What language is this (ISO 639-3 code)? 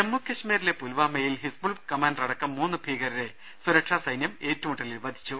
mal